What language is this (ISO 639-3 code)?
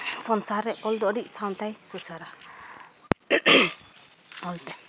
sat